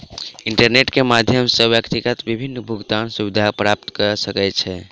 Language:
Maithili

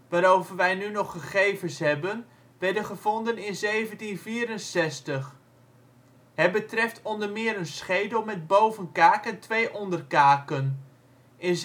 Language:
Dutch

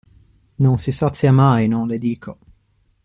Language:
Italian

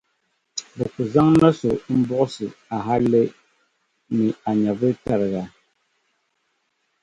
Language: Dagbani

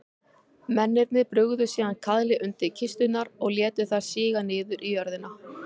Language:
Icelandic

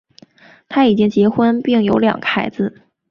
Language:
Chinese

